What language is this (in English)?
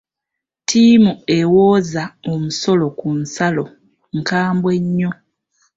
Ganda